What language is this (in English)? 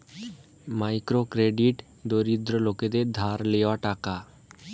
Bangla